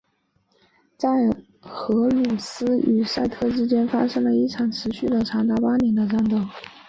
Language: Chinese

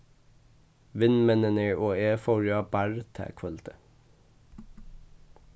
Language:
Faroese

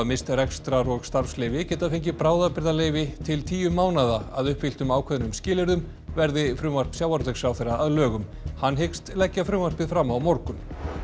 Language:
Icelandic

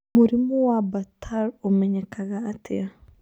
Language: Kikuyu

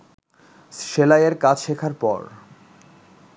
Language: Bangla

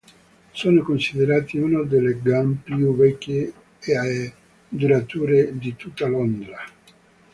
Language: Italian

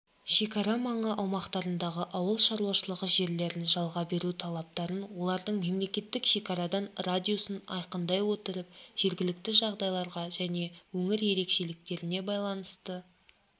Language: Kazakh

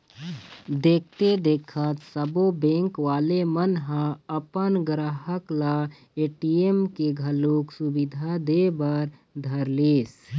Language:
Chhattisgarhi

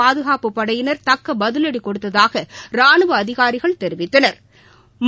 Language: Tamil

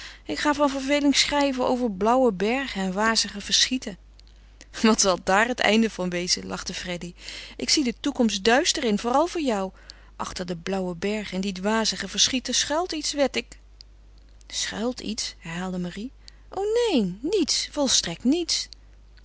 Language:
Dutch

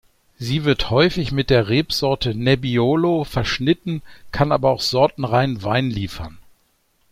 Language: German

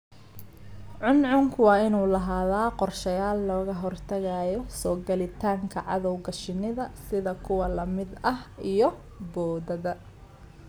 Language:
Somali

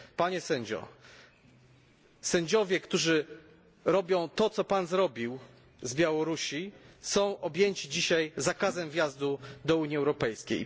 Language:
Polish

